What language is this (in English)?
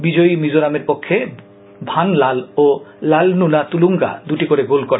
Bangla